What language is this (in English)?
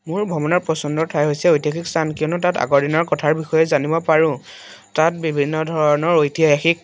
Assamese